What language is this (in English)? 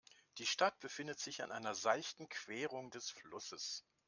German